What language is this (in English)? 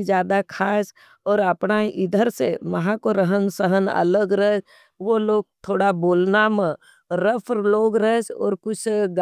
Nimadi